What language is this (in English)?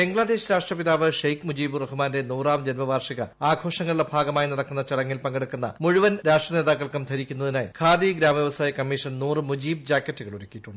Malayalam